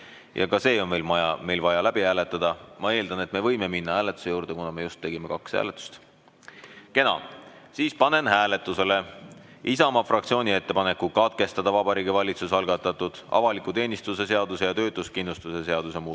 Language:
Estonian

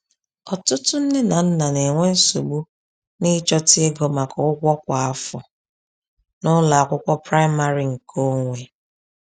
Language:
Igbo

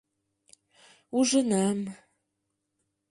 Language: Mari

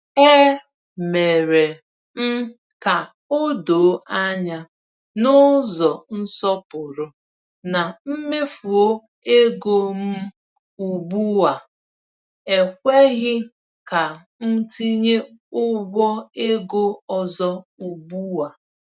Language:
Igbo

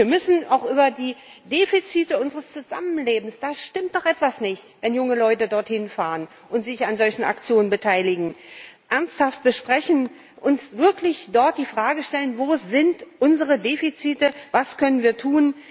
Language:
German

